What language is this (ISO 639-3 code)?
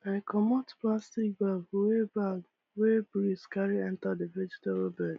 pcm